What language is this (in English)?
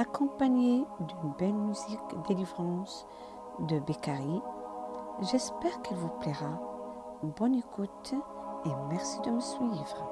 French